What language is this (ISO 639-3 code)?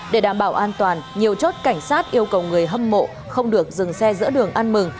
vie